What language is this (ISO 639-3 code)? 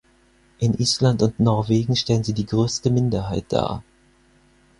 deu